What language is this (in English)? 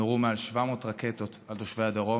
Hebrew